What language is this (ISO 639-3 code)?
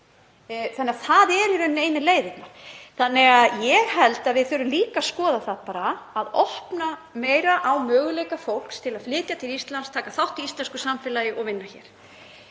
isl